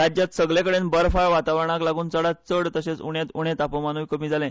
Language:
Konkani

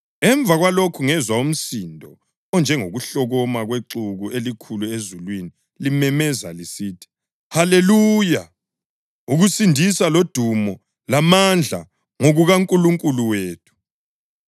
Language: North Ndebele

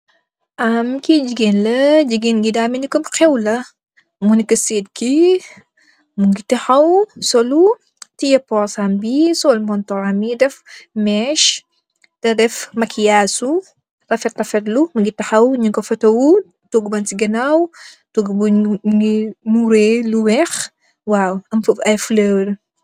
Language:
Wolof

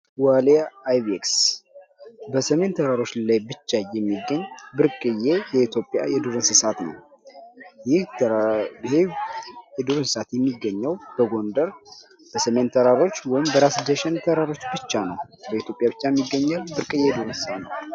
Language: Amharic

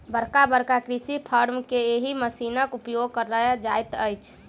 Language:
Maithili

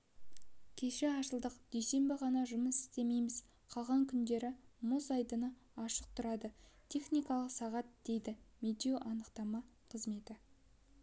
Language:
Kazakh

